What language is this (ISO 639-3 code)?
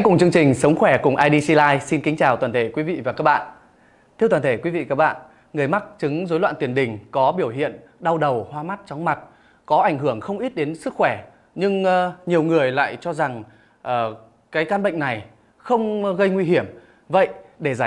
vie